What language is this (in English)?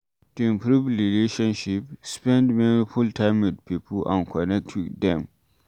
Nigerian Pidgin